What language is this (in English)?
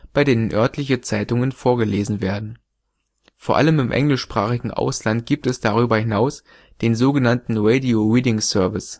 German